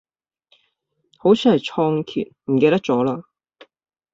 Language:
Cantonese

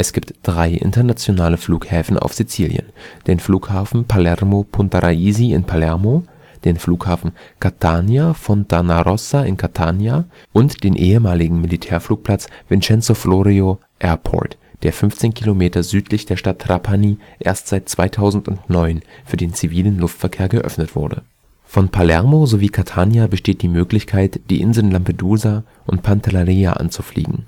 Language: German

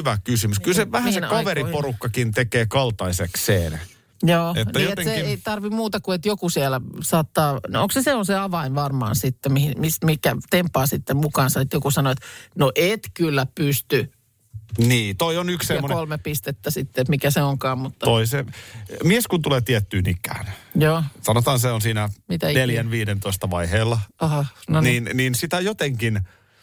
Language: Finnish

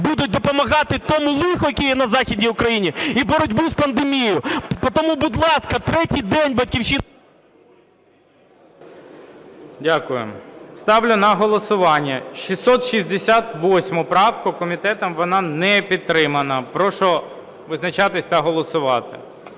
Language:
Ukrainian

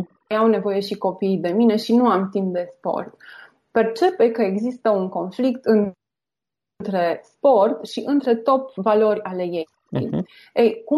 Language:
Romanian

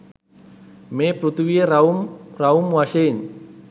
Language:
Sinhala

